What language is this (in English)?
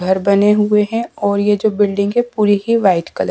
Hindi